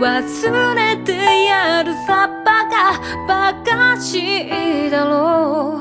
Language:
Japanese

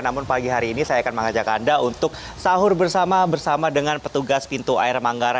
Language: Indonesian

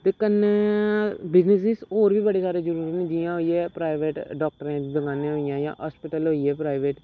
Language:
Dogri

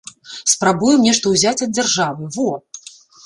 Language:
Belarusian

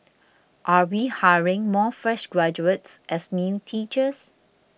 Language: English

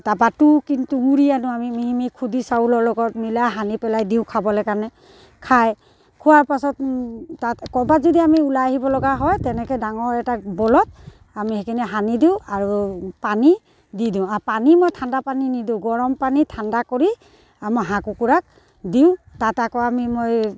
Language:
Assamese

